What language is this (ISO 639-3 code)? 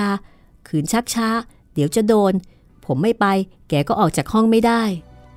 tha